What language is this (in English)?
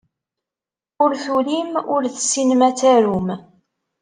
Kabyle